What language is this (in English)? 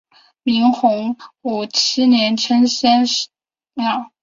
Chinese